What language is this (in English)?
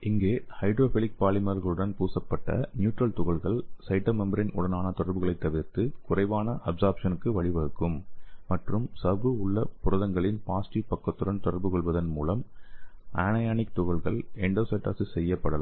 Tamil